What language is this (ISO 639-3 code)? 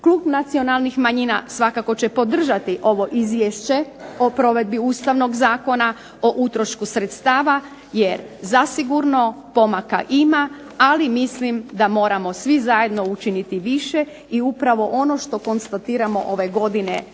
hrv